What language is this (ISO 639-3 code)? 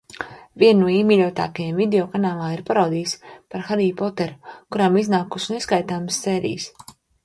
lav